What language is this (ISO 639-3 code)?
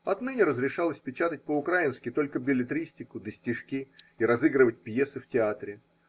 rus